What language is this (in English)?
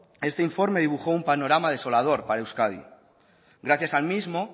Spanish